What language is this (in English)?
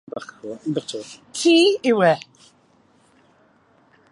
Welsh